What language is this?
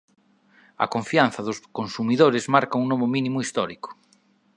Galician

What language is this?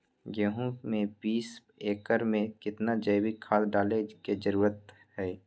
Magahi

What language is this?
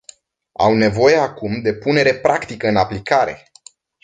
Romanian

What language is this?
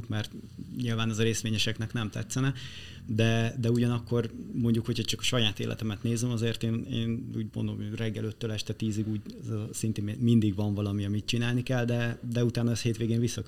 Hungarian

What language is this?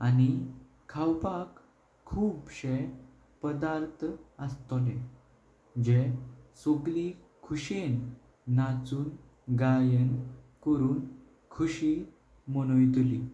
Konkani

